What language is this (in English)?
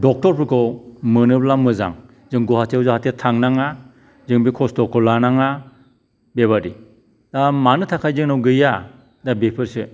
Bodo